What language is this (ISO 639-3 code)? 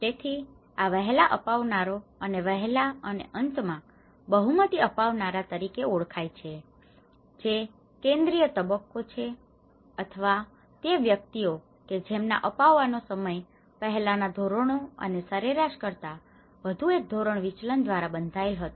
guj